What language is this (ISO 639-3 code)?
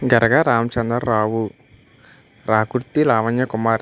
tel